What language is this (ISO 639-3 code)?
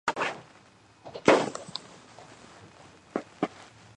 kat